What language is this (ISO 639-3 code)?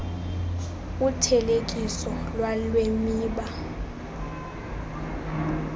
xho